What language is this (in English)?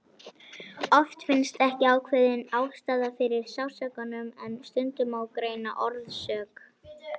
Icelandic